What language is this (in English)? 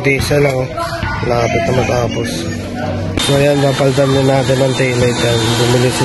Filipino